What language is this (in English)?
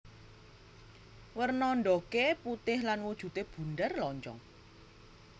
Javanese